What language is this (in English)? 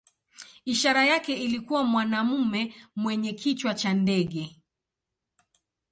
Swahili